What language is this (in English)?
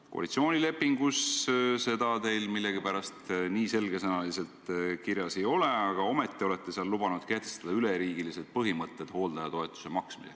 Estonian